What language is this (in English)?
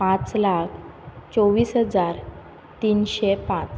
Konkani